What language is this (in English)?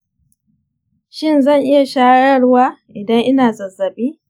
Hausa